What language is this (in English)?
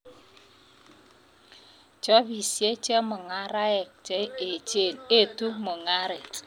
Kalenjin